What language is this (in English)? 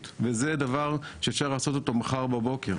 Hebrew